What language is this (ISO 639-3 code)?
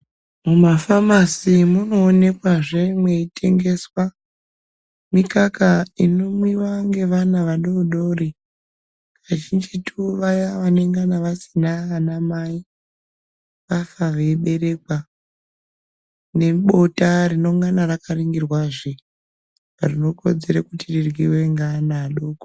ndc